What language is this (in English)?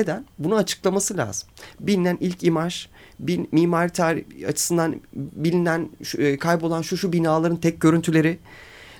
Turkish